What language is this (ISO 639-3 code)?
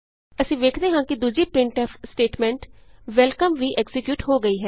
pan